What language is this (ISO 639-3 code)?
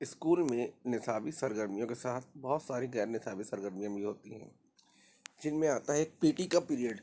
urd